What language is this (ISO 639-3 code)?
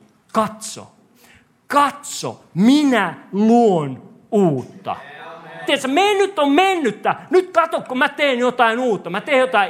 fin